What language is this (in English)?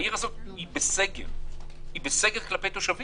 Hebrew